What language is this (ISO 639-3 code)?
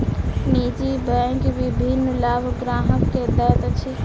mai